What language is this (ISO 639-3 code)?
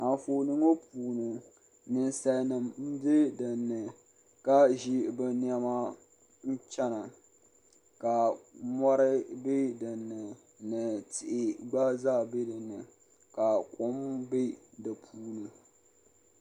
dag